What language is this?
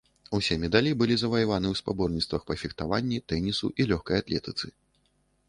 Belarusian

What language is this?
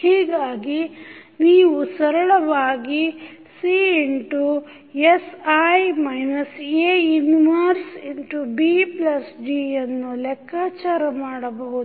Kannada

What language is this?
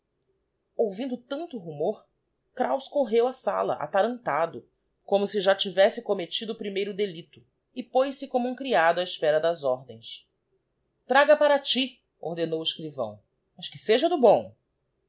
Portuguese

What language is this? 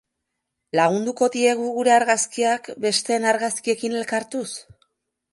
Basque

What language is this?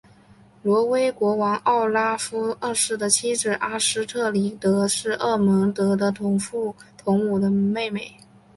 Chinese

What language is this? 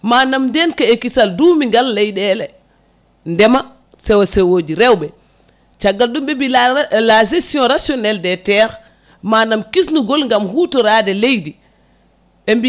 Fula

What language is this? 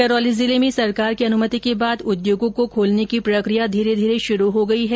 Hindi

